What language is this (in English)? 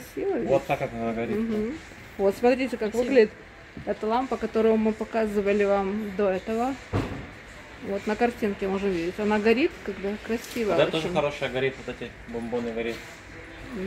Russian